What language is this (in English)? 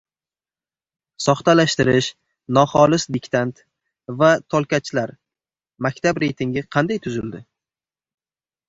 Uzbek